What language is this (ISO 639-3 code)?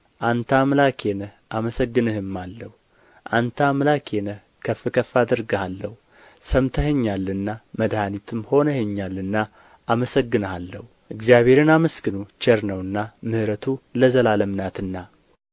amh